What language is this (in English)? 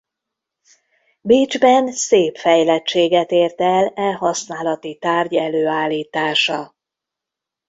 Hungarian